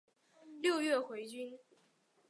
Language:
Chinese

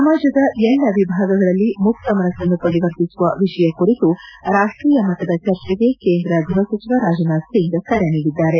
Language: Kannada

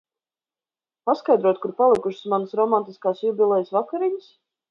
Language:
Latvian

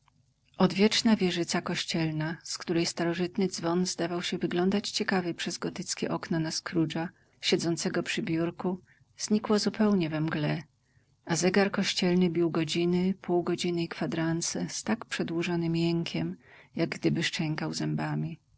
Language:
Polish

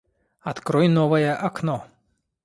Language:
Russian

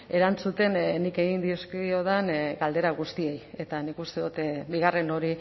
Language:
Basque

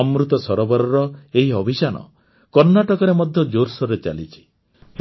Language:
Odia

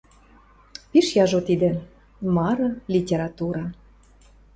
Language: Western Mari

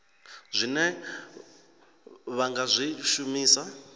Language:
Venda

